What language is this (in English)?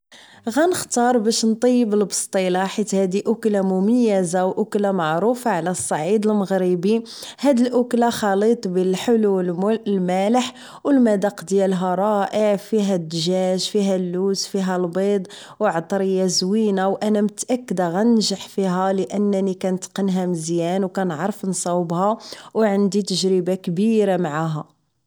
Moroccan Arabic